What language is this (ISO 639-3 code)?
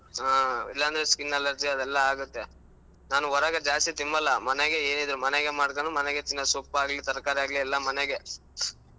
kan